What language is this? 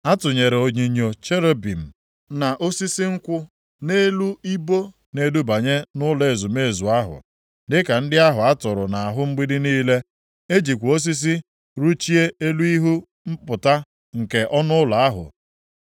Igbo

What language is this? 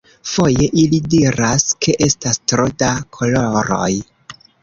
Esperanto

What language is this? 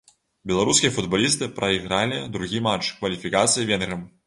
Belarusian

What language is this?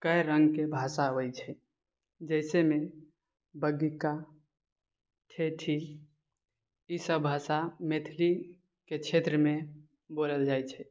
Maithili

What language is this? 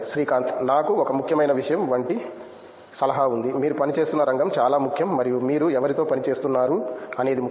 Telugu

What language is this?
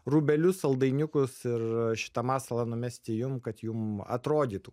Lithuanian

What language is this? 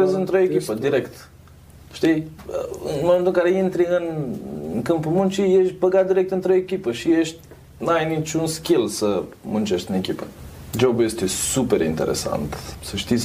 Romanian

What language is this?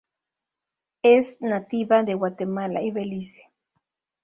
Spanish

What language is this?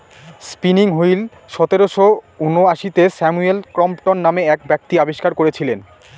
Bangla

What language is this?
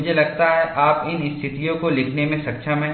Hindi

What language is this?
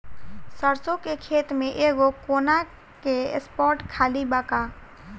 Bhojpuri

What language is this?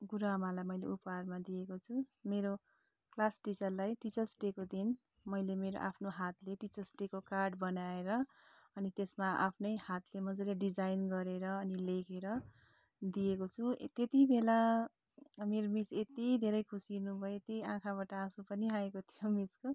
Nepali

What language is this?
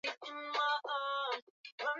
Swahili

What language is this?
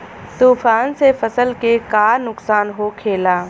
Bhojpuri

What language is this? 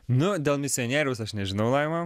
Lithuanian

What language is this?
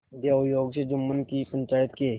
Hindi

